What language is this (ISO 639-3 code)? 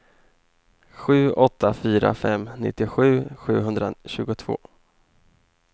swe